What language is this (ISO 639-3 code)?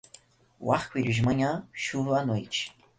por